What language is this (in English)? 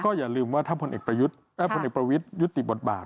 Thai